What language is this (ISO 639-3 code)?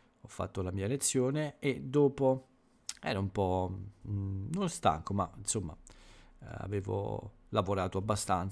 ita